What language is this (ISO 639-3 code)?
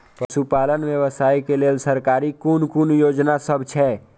mai